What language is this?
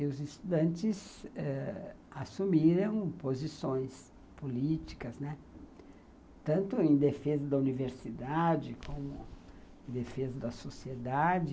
Portuguese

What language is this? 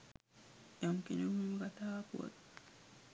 Sinhala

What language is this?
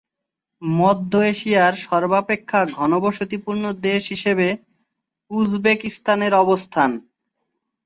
Bangla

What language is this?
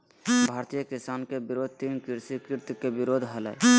Magahi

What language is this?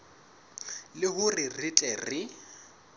Southern Sotho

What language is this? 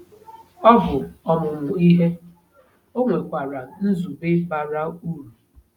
Igbo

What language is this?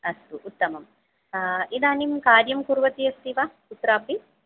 Sanskrit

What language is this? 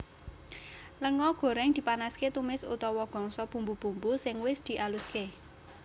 Javanese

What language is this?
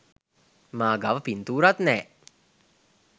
Sinhala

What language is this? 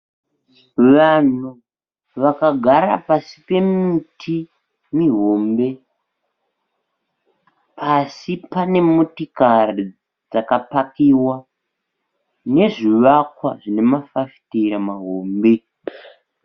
Shona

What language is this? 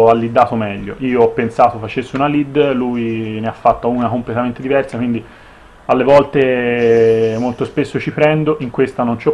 Italian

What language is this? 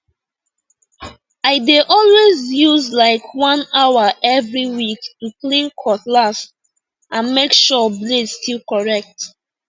Nigerian Pidgin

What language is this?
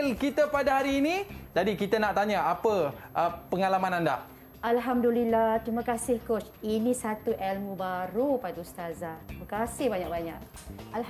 Malay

